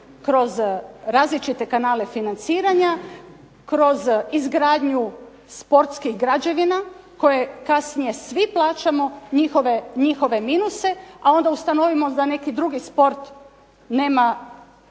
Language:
Croatian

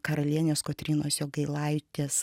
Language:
Lithuanian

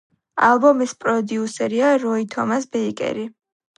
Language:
Georgian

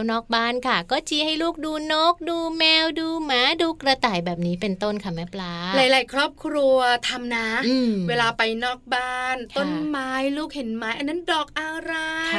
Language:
Thai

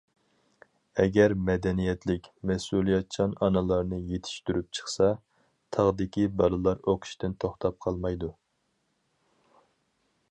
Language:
Uyghur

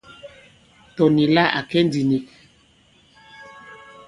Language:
Bankon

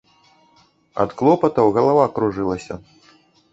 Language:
Belarusian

